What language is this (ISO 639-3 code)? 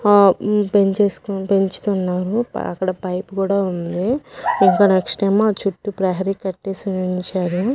tel